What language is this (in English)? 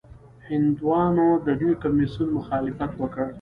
Pashto